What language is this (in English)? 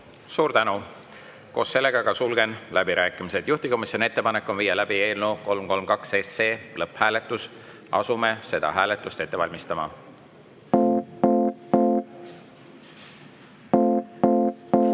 Estonian